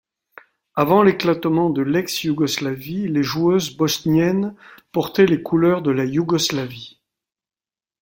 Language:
French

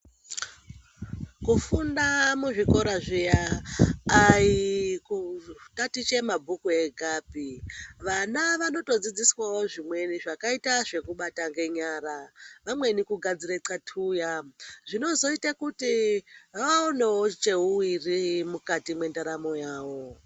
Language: Ndau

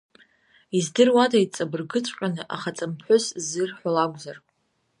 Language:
Abkhazian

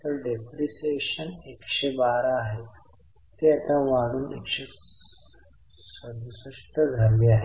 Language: Marathi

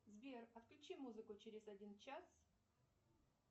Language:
Russian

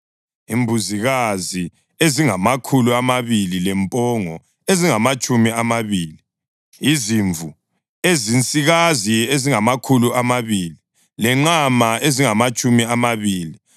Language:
North Ndebele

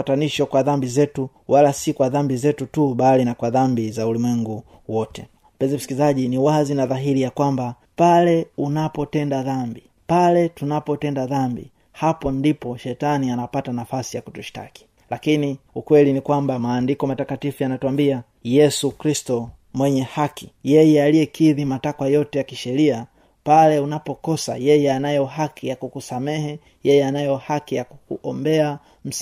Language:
Swahili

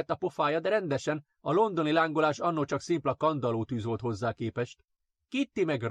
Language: Hungarian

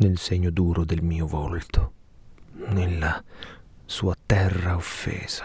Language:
Italian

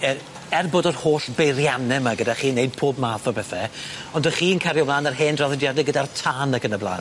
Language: Welsh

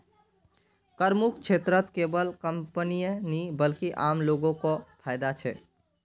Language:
Magahi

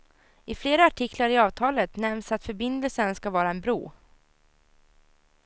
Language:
Swedish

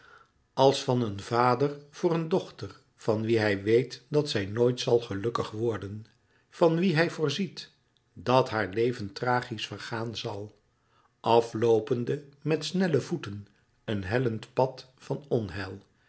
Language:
Dutch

